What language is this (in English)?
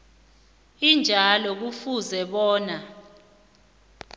South Ndebele